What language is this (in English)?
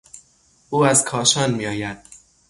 Persian